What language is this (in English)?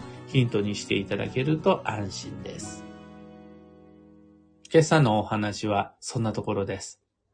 Japanese